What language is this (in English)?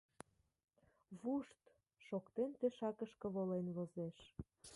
Mari